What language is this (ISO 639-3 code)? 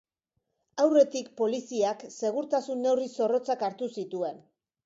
eus